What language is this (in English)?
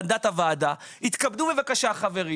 Hebrew